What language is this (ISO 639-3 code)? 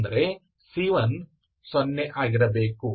kan